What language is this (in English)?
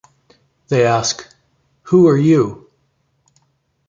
English